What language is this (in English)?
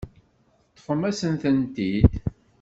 Kabyle